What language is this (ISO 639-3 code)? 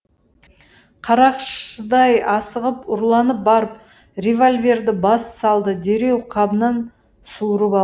kaz